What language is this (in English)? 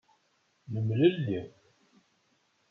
Kabyle